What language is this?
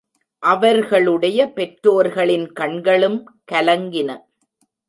Tamil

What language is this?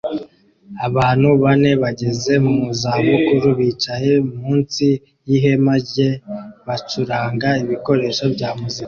Kinyarwanda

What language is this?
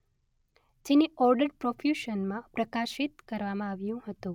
Gujarati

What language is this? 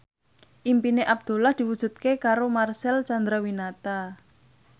Javanese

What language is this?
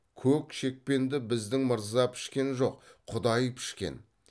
Kazakh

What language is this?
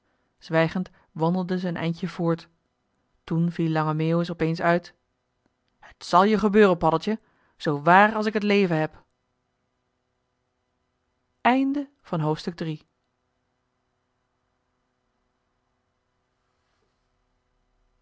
Dutch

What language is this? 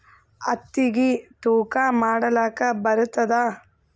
Kannada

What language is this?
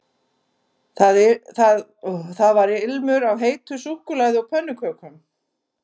Icelandic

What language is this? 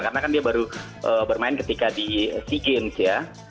Indonesian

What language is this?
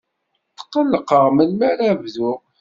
Kabyle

